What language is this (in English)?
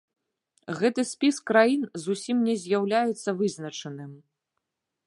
Belarusian